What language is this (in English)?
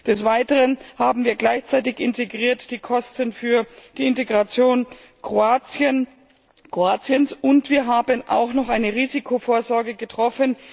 German